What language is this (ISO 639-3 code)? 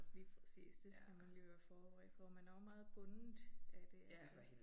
dan